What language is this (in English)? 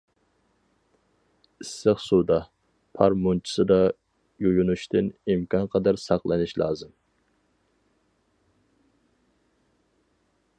Uyghur